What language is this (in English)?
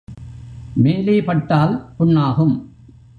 Tamil